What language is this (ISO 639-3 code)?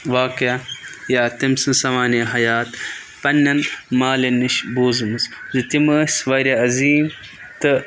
kas